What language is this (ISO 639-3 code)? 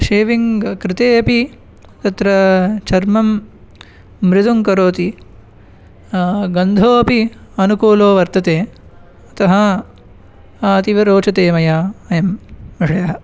san